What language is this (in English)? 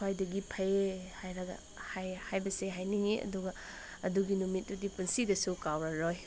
Manipuri